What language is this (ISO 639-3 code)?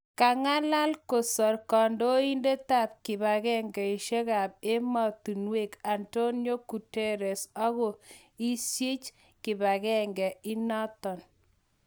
kln